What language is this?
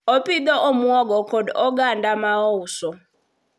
Luo (Kenya and Tanzania)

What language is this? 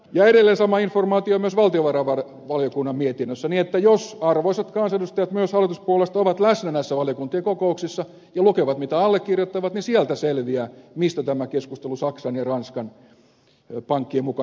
Finnish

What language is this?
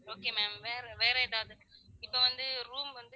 Tamil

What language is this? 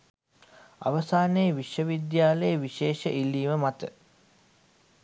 Sinhala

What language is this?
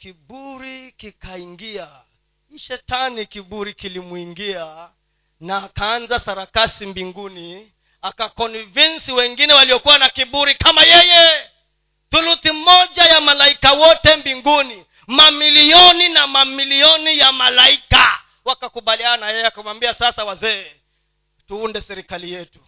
Swahili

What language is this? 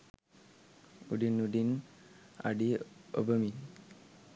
Sinhala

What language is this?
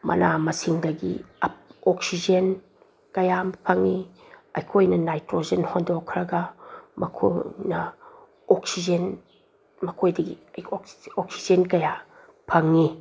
Manipuri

